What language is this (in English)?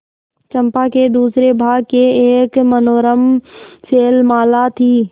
Hindi